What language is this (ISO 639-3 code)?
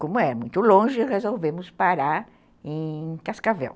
por